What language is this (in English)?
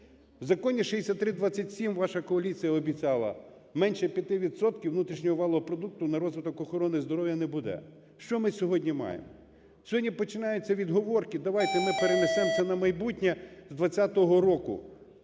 Ukrainian